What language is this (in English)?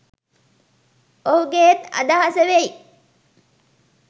Sinhala